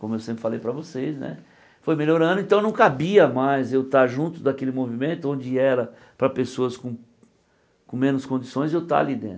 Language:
Portuguese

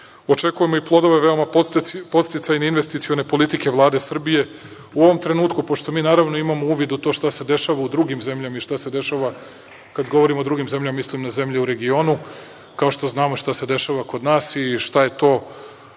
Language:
Serbian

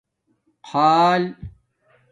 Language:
Domaaki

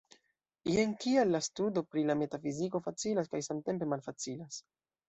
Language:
Esperanto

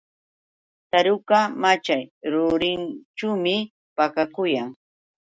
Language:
Yauyos Quechua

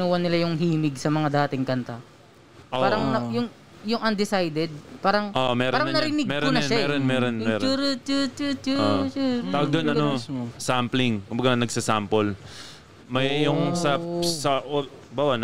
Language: Filipino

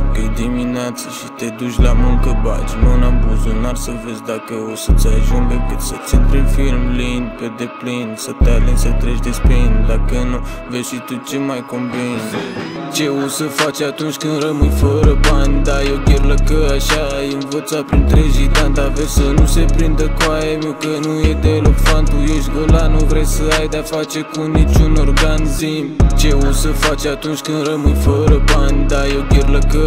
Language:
Romanian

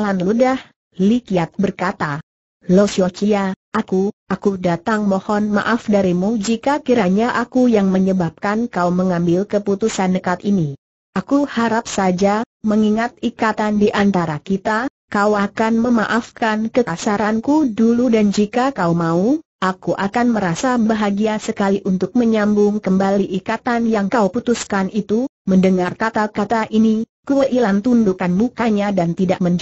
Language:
Indonesian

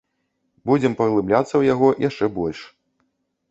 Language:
Belarusian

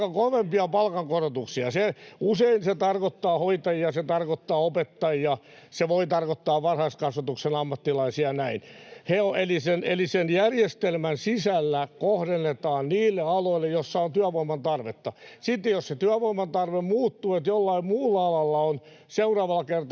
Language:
Finnish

